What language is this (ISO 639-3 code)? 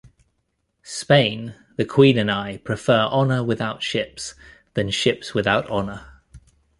eng